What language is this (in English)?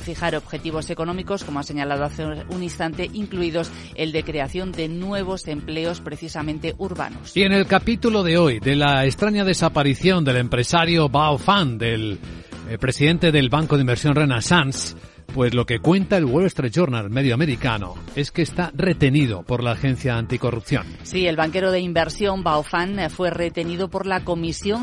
Spanish